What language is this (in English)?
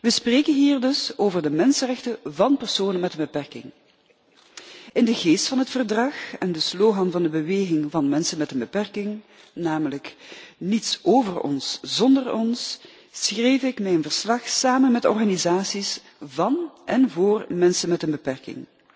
Dutch